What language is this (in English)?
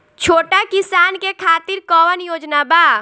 Bhojpuri